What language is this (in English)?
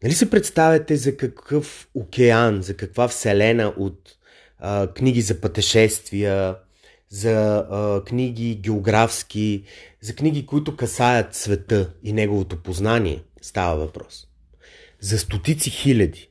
Bulgarian